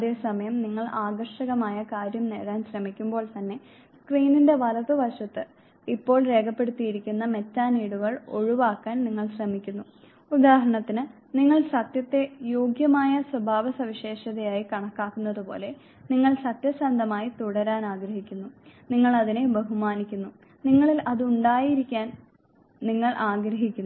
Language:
Malayalam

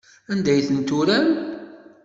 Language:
Kabyle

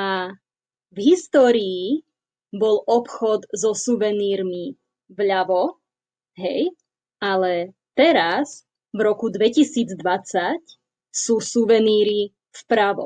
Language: Slovak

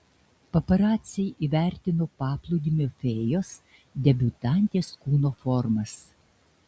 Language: Lithuanian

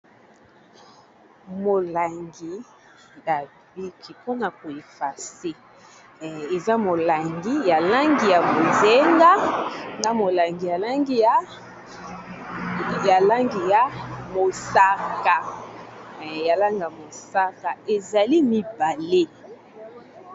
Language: Lingala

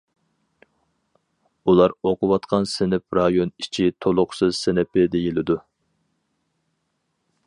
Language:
Uyghur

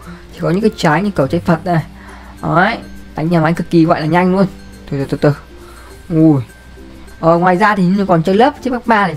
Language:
Vietnamese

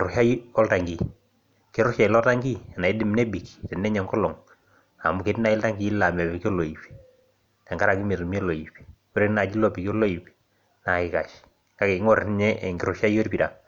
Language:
Masai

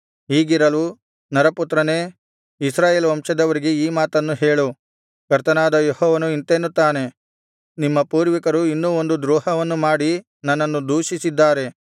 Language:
Kannada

